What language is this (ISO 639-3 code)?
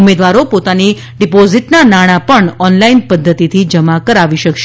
guj